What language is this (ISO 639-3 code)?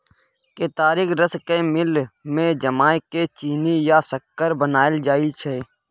mai